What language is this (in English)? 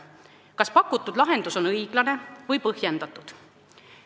Estonian